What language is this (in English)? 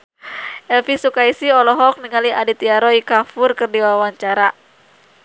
Sundanese